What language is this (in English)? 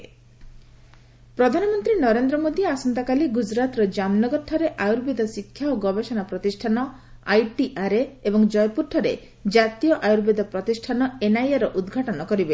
Odia